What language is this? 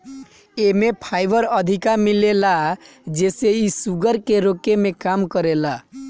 Bhojpuri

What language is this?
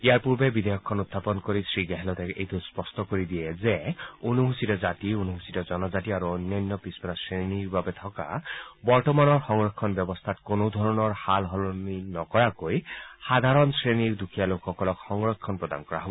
Assamese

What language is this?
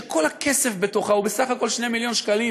Hebrew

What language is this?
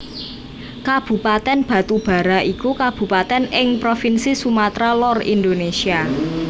Javanese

